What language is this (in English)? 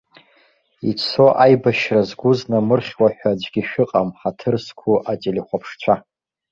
Abkhazian